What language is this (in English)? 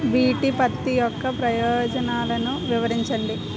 Telugu